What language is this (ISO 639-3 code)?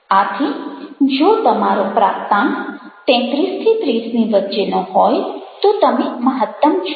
guj